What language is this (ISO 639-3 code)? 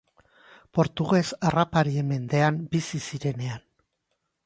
eus